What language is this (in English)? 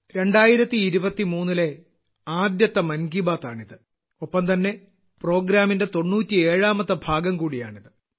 Malayalam